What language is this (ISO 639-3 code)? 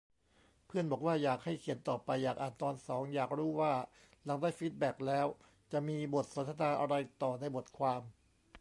tha